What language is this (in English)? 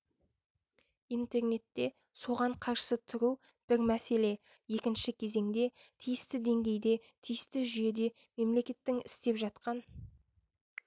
Kazakh